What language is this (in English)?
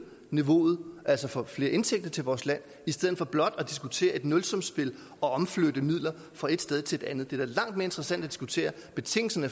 Danish